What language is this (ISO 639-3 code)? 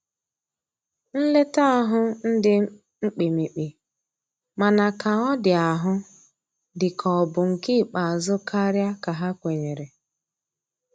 ibo